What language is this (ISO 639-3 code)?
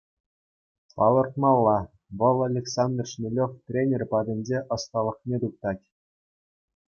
chv